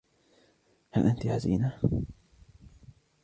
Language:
Arabic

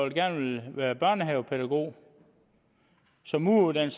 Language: Danish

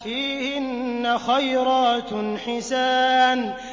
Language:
Arabic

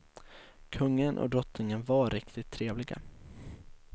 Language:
Swedish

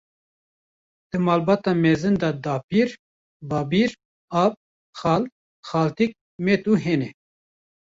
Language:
Kurdish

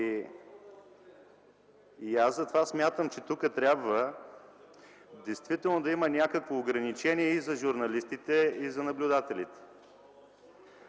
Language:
Bulgarian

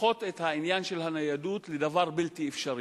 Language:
Hebrew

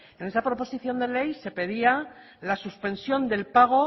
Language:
Spanish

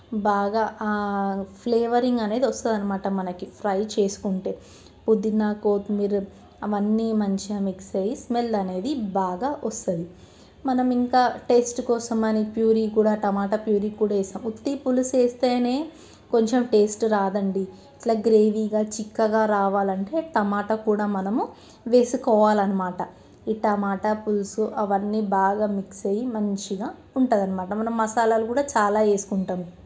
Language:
Telugu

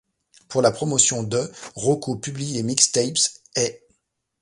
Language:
French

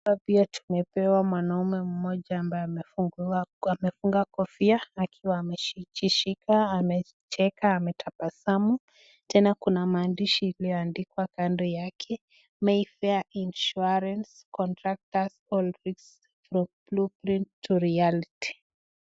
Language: Swahili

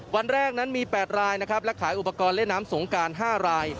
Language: Thai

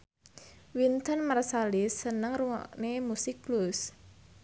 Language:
Javanese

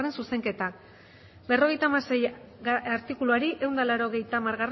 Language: Basque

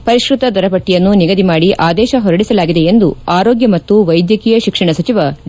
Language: Kannada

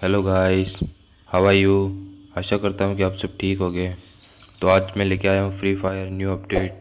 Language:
Hindi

